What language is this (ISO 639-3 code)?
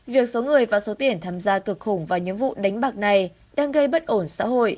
vie